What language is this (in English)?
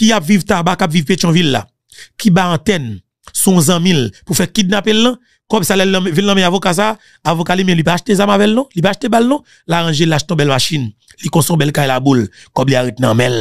French